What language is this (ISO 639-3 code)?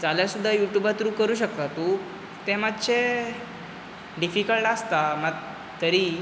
kok